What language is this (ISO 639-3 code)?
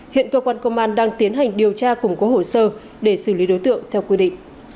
vie